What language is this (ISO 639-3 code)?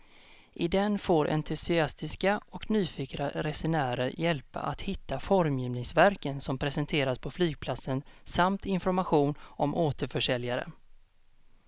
swe